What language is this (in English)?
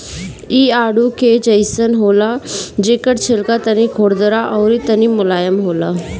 Bhojpuri